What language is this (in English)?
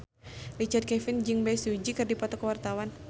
Sundanese